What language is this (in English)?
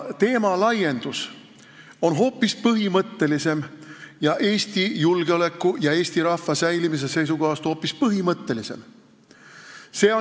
Estonian